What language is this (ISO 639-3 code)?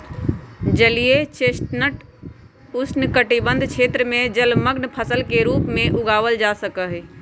mag